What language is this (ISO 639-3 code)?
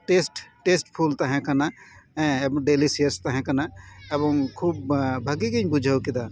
sat